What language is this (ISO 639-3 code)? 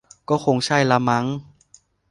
tha